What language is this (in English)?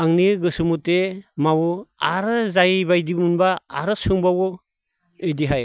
Bodo